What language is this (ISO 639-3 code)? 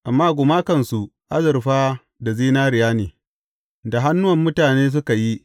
hau